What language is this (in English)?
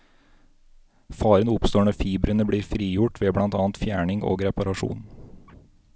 Norwegian